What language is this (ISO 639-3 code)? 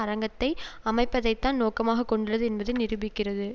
tam